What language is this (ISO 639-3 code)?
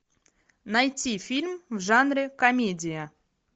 rus